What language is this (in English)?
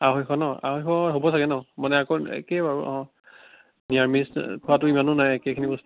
Assamese